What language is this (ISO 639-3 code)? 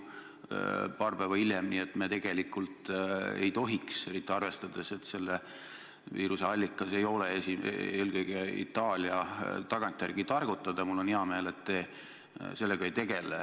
est